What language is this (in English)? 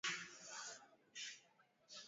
Swahili